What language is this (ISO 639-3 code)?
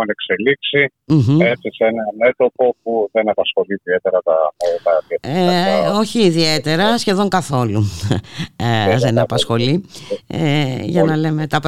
ell